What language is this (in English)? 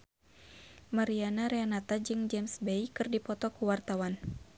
Sundanese